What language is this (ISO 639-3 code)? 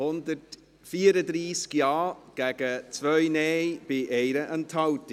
gsw